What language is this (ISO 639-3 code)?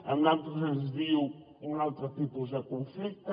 cat